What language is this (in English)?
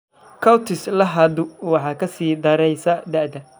Somali